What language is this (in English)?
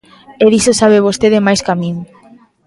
Galician